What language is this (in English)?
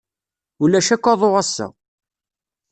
Kabyle